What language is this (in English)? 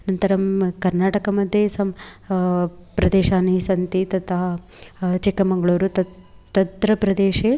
Sanskrit